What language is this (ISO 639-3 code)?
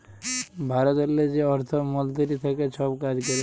ben